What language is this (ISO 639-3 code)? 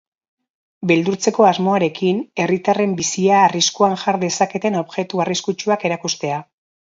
eus